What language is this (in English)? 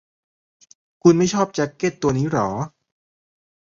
Thai